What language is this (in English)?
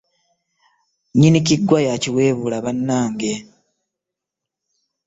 Ganda